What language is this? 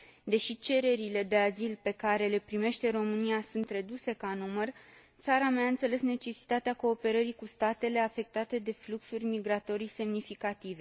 Romanian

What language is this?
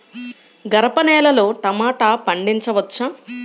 Telugu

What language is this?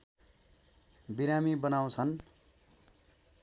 Nepali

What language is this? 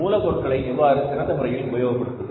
Tamil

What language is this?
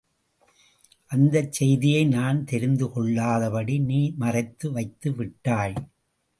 Tamil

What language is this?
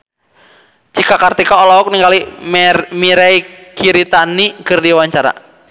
Sundanese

